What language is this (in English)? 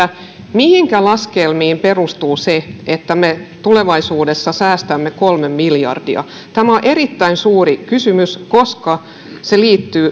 Finnish